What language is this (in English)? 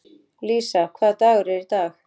Icelandic